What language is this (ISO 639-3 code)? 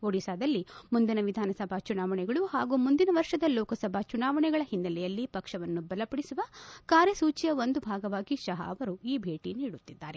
kan